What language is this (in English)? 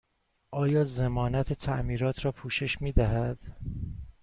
Persian